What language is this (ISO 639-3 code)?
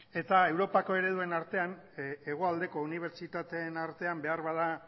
eus